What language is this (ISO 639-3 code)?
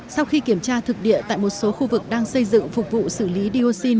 vie